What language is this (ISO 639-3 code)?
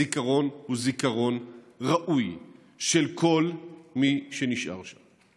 heb